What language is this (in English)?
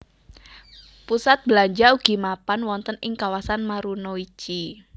Javanese